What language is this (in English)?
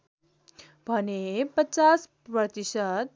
Nepali